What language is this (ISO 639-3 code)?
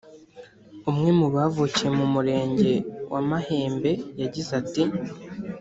kin